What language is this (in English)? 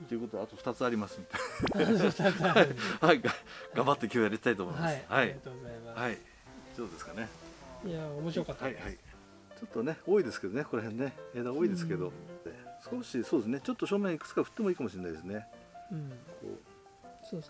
Japanese